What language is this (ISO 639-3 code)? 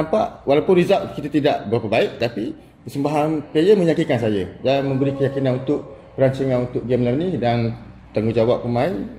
msa